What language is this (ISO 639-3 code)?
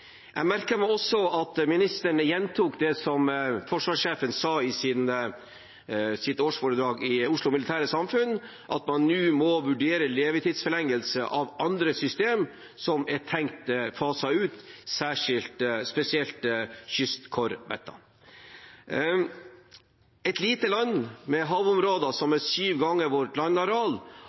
nob